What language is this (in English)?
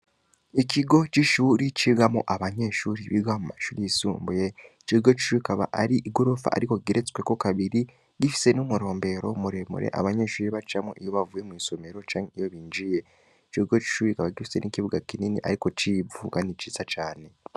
Rundi